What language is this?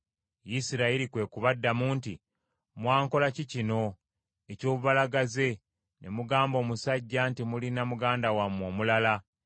Ganda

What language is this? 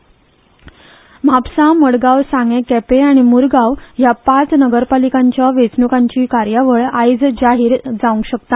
Konkani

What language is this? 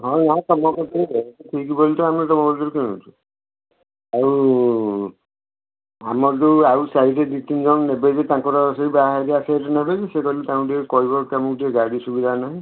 Odia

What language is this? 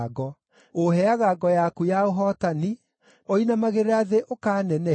Kikuyu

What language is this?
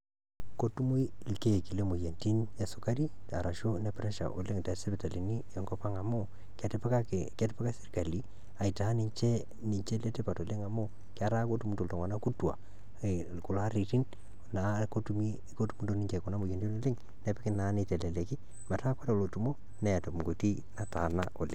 Masai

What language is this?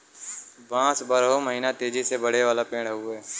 Bhojpuri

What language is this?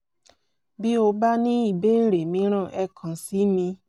Yoruba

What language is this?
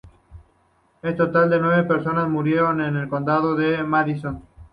Spanish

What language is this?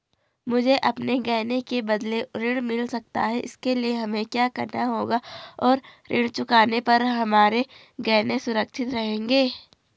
Hindi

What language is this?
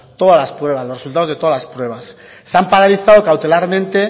Spanish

